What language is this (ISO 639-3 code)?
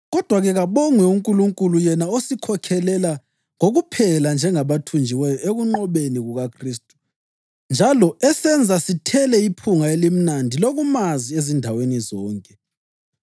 nde